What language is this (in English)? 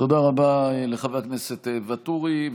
Hebrew